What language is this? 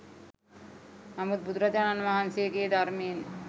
Sinhala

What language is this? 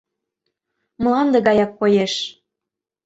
Mari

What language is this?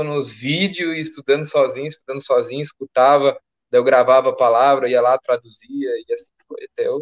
Portuguese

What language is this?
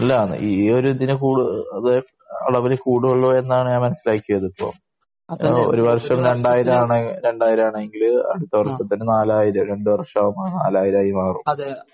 Malayalam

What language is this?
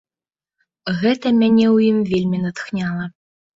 Belarusian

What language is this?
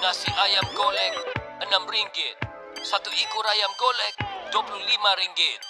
Malay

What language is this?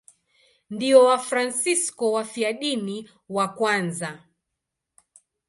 Swahili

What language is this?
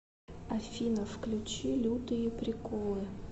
Russian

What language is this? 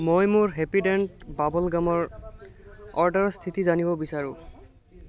Assamese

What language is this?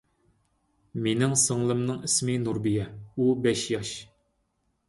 Uyghur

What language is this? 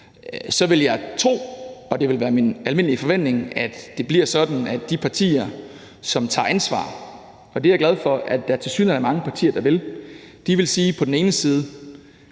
Danish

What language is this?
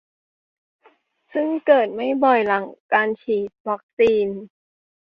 Thai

